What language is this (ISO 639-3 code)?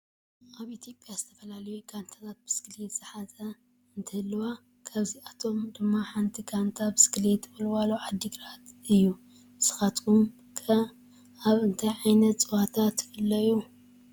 tir